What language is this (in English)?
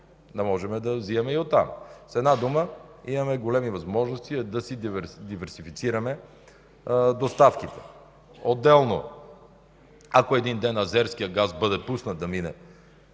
Bulgarian